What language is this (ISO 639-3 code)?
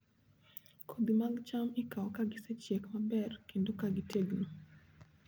luo